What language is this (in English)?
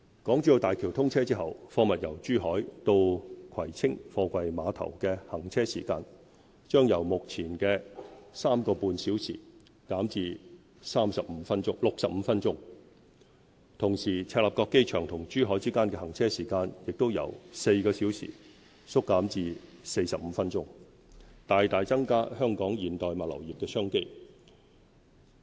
Cantonese